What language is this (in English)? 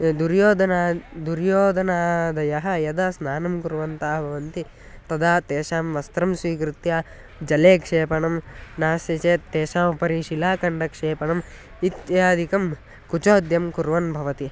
Sanskrit